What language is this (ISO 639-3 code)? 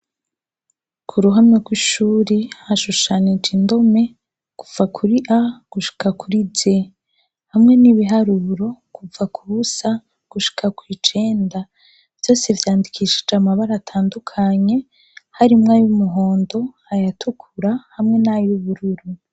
run